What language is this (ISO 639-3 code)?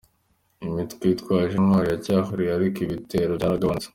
kin